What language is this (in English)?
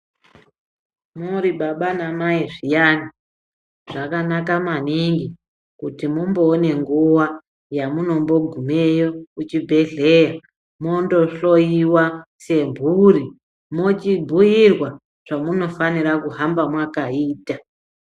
Ndau